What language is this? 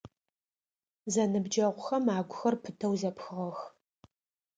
Adyghe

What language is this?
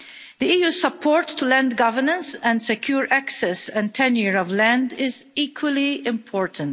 English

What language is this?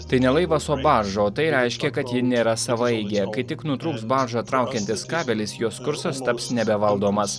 Lithuanian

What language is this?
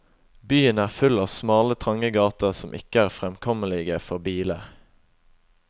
Norwegian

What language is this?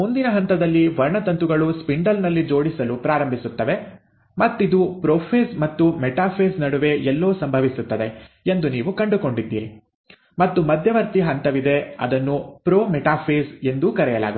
Kannada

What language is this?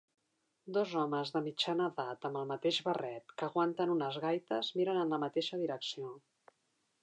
Catalan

